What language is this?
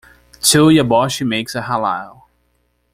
English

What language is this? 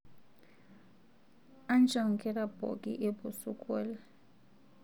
Masai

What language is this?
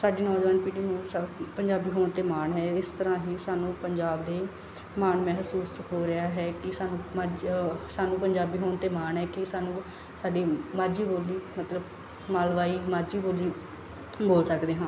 Punjabi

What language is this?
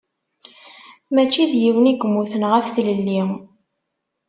Kabyle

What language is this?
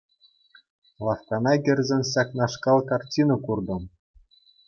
Chuvash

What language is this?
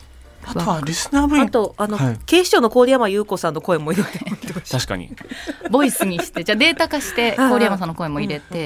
Japanese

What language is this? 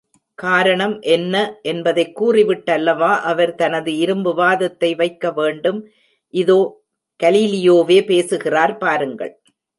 Tamil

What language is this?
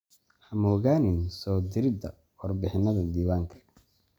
Somali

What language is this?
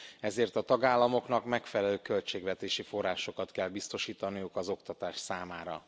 Hungarian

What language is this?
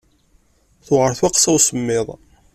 Kabyle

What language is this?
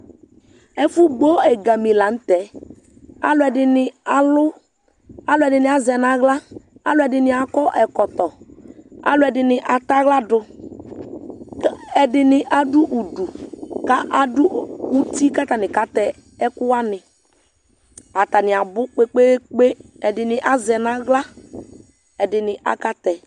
Ikposo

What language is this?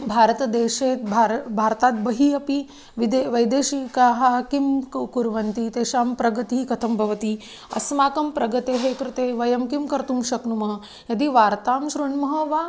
Sanskrit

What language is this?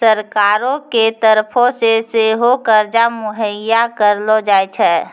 Maithili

